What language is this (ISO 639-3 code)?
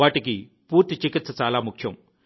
tel